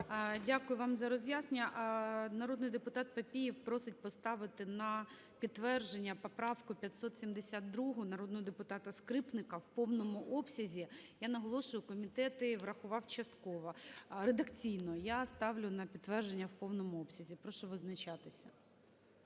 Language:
Ukrainian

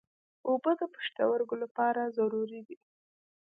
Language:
Pashto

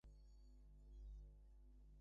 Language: Bangla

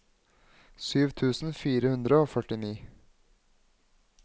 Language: Norwegian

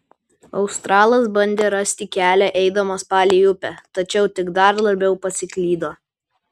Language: Lithuanian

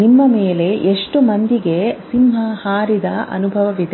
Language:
Kannada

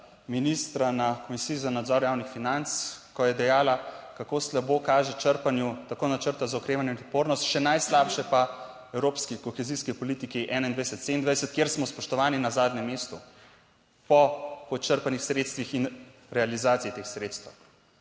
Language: Slovenian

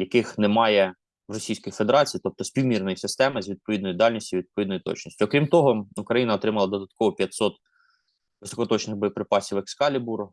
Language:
Ukrainian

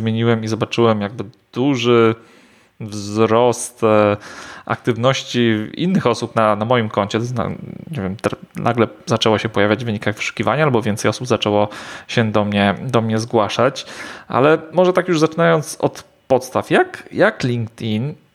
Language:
Polish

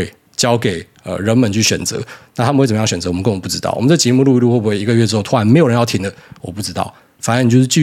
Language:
Chinese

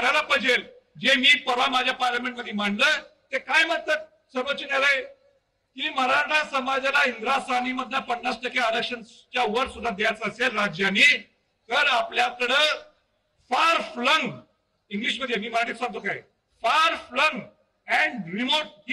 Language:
Marathi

